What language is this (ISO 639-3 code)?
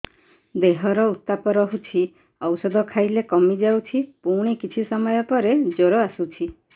ori